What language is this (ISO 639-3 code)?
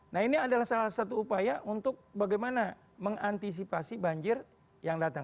ind